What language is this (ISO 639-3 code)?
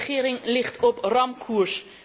nld